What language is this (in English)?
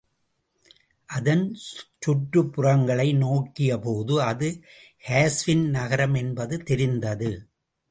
Tamil